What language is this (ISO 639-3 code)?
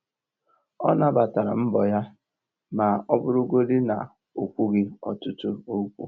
ibo